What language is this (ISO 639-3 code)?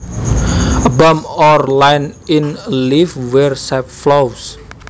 jav